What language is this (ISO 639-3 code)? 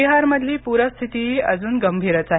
mar